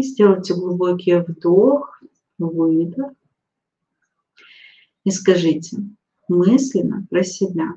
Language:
Russian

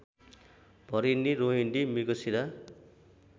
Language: Nepali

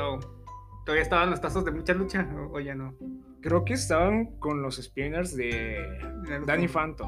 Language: Spanish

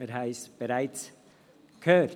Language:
Swiss German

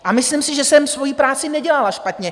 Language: Czech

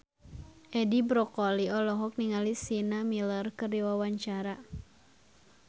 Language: Sundanese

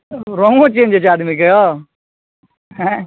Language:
Maithili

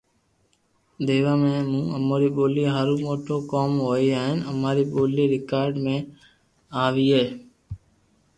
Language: Loarki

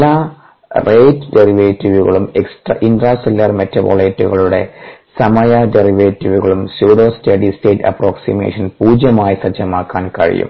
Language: Malayalam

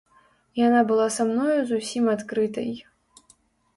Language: Belarusian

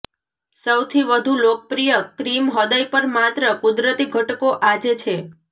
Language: Gujarati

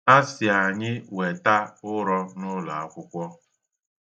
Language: Igbo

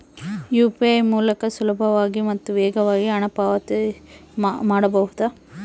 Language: Kannada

